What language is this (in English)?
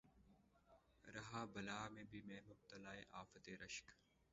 Urdu